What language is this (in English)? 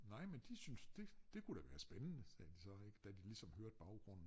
Danish